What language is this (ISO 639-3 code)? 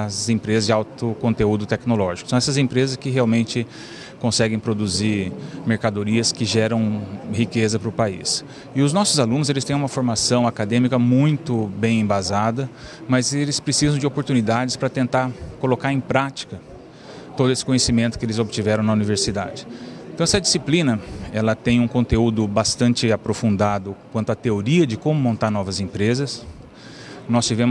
por